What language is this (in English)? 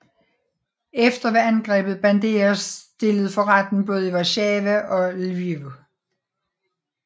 Danish